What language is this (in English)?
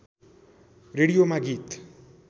Nepali